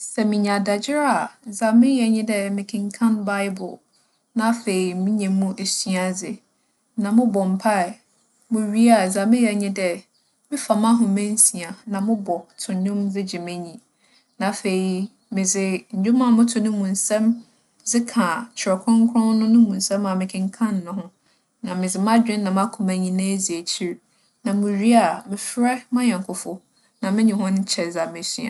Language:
Akan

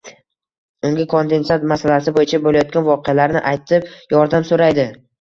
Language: Uzbek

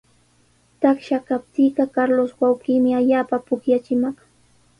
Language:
Sihuas Ancash Quechua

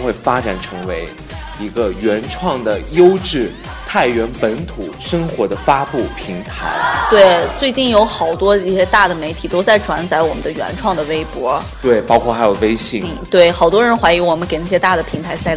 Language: Chinese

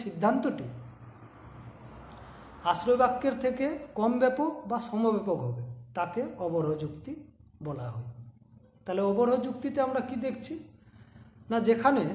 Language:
Hindi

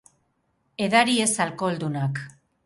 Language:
Basque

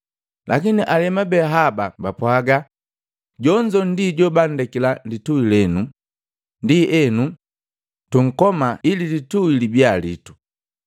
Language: Matengo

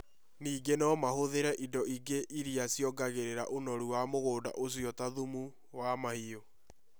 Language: Kikuyu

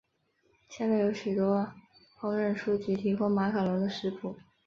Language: Chinese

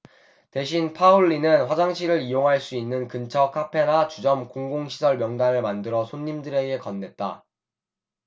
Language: Korean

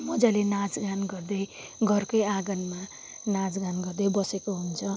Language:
Nepali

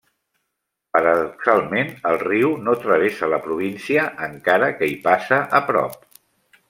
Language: Catalan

